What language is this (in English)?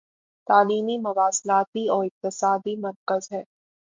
Urdu